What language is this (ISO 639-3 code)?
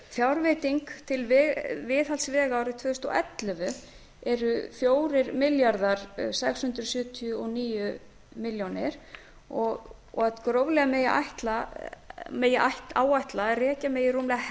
isl